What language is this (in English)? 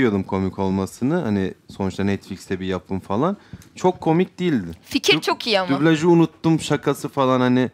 Turkish